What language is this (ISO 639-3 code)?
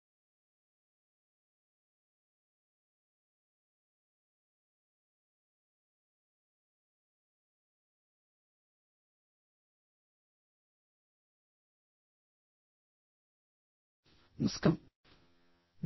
tel